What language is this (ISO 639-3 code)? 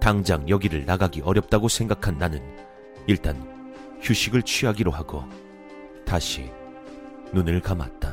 kor